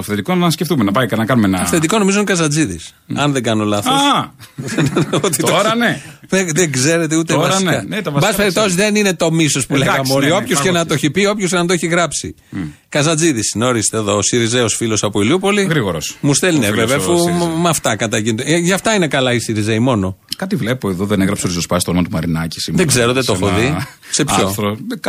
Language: Greek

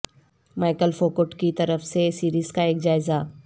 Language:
Urdu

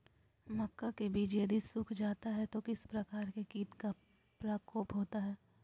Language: Magahi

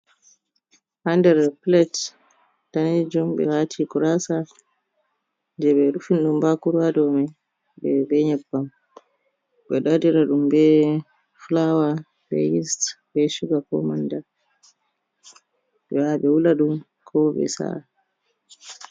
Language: Fula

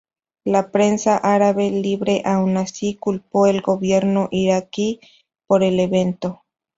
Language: Spanish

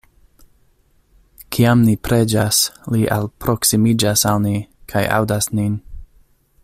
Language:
Esperanto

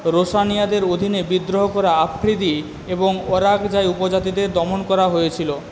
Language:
Bangla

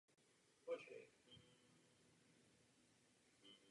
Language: Czech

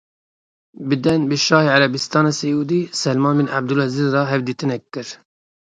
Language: Kurdish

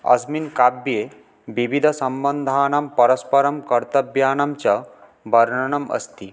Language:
Sanskrit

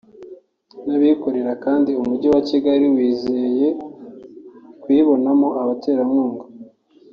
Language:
Kinyarwanda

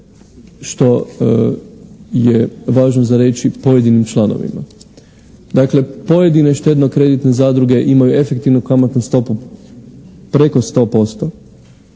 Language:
Croatian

